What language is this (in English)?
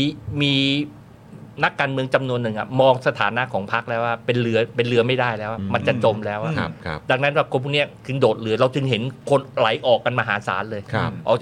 Thai